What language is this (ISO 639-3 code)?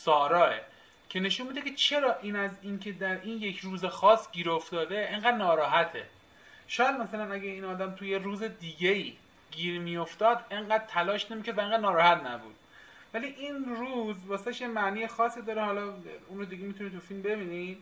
fas